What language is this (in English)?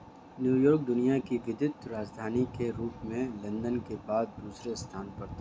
Hindi